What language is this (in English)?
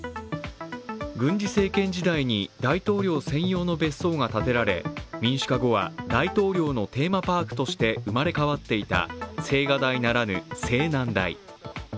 Japanese